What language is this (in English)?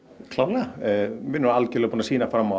Icelandic